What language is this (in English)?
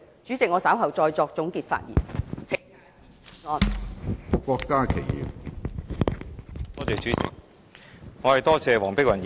Cantonese